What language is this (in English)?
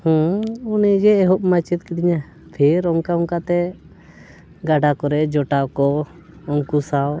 Santali